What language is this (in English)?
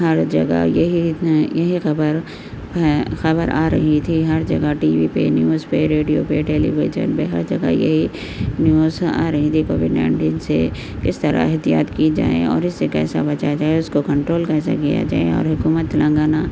Urdu